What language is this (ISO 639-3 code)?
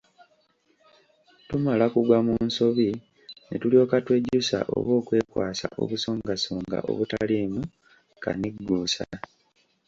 lug